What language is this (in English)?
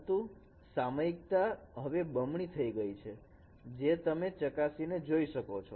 Gujarati